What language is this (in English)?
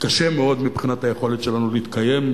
Hebrew